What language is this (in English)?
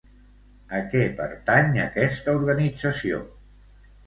Catalan